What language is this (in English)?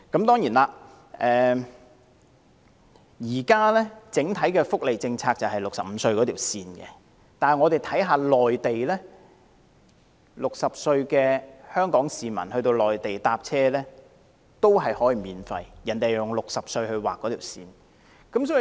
Cantonese